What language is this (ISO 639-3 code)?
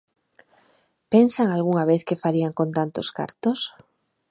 glg